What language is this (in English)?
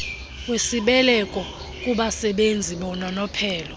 Xhosa